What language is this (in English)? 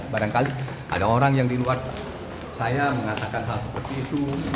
Indonesian